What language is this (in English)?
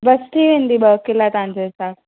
Sindhi